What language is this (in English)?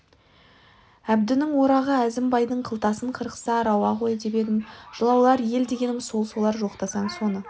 Kazakh